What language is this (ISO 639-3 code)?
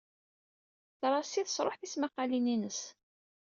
kab